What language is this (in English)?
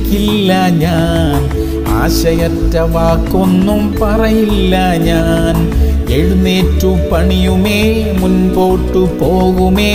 Arabic